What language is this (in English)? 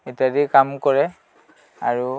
Assamese